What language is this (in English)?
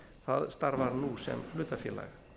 Icelandic